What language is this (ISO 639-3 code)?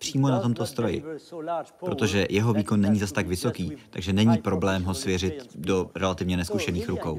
ces